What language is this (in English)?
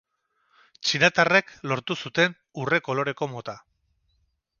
Basque